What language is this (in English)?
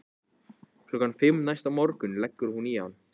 Icelandic